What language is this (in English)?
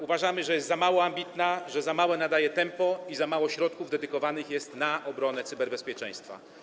Polish